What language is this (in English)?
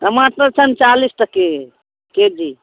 Maithili